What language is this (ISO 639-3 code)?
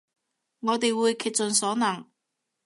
yue